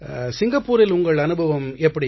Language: Tamil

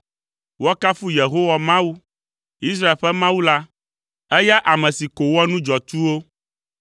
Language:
Ewe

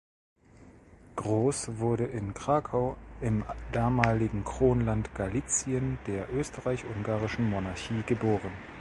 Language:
German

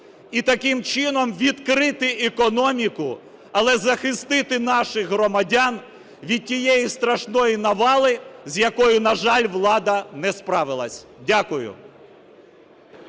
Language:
Ukrainian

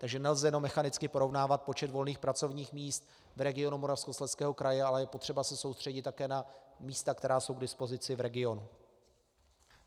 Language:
Czech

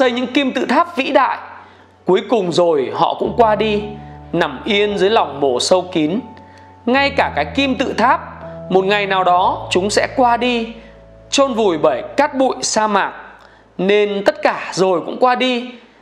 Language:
Vietnamese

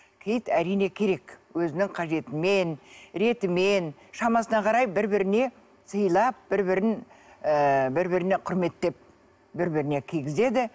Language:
Kazakh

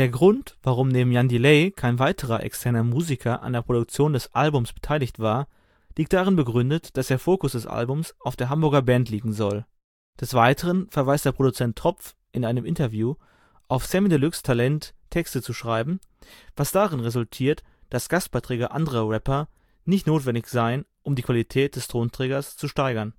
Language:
German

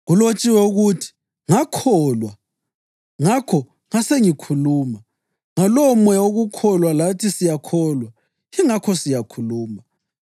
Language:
North Ndebele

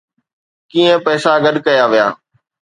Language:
Sindhi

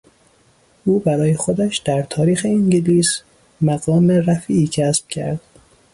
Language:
Persian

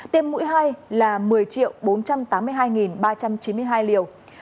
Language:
Vietnamese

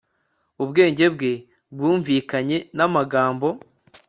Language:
Kinyarwanda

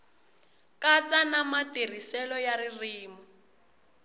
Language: Tsonga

